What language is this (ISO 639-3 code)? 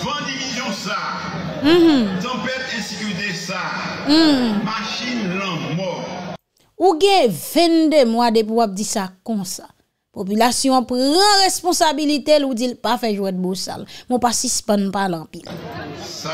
fra